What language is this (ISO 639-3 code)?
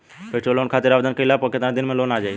bho